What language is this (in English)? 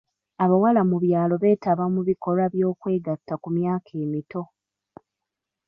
Ganda